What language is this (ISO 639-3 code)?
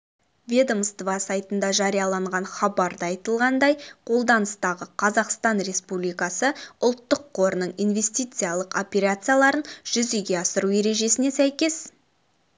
kaz